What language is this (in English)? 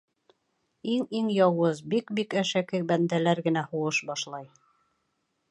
Bashkir